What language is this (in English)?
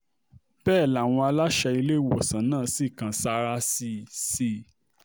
Yoruba